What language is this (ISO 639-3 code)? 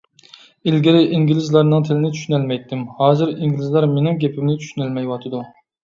uig